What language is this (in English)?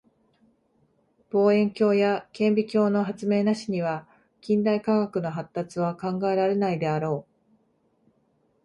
Japanese